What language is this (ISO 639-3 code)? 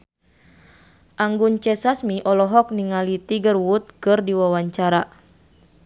sun